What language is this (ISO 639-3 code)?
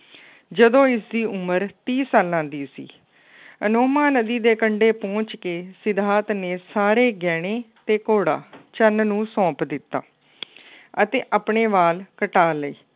pan